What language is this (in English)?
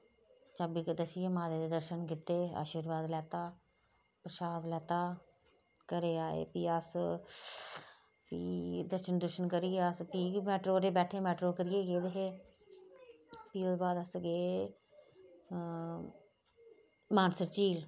Dogri